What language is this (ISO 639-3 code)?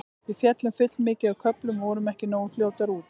isl